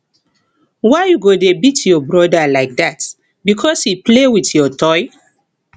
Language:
Nigerian Pidgin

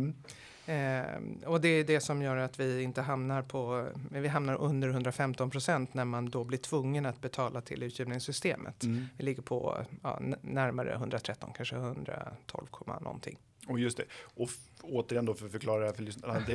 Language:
Swedish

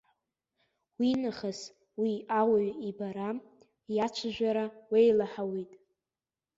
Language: Abkhazian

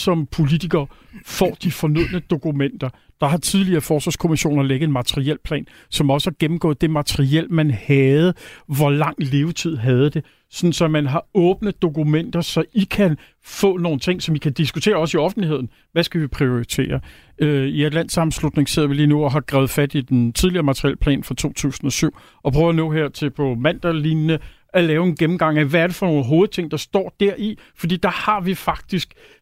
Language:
Danish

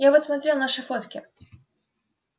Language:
Russian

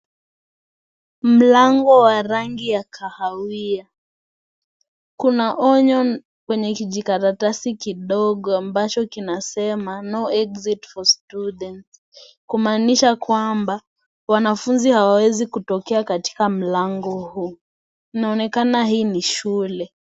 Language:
Swahili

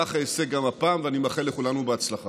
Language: Hebrew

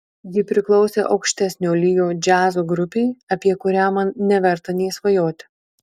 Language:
Lithuanian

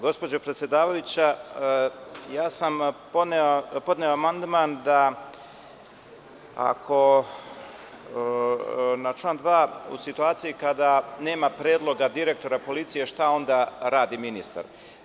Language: Serbian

